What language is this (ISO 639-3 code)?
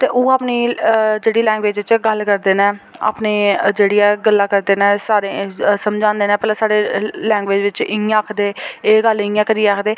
doi